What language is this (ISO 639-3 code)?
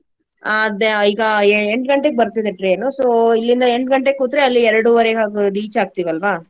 kan